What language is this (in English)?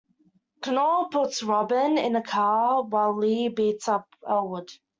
English